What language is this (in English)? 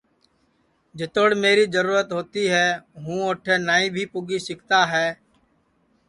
Sansi